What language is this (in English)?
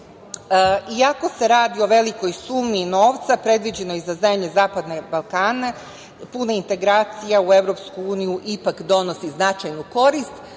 Serbian